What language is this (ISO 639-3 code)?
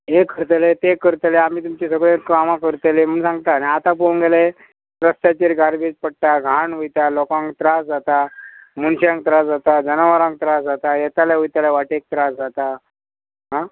kok